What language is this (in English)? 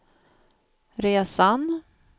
Swedish